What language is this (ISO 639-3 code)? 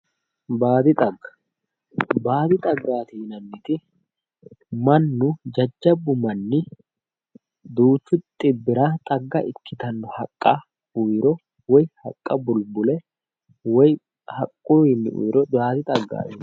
sid